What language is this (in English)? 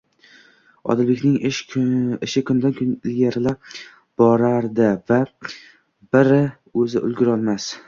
Uzbek